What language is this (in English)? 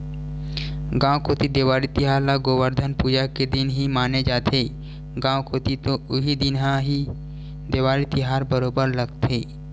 Chhattisgarhi